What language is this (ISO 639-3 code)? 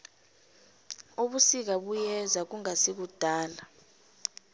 nbl